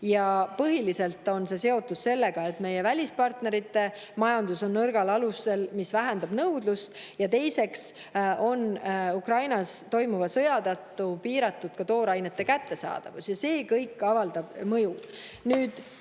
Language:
Estonian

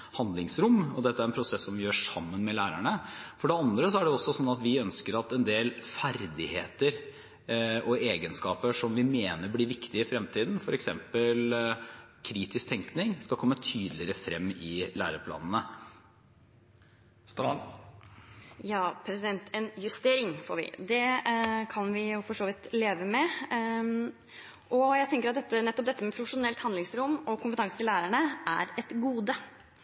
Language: Norwegian Bokmål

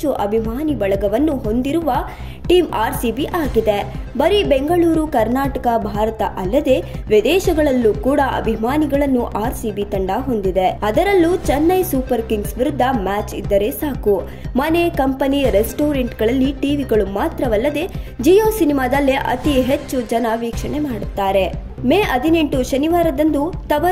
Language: Kannada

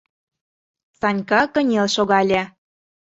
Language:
Mari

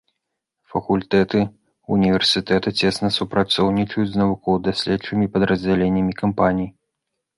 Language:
Belarusian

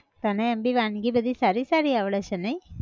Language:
Gujarati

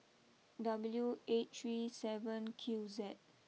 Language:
English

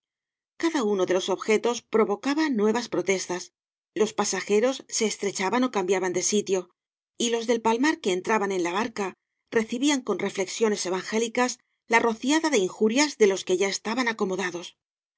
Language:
Spanish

